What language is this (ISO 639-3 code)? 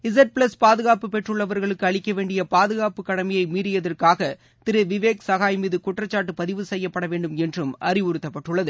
tam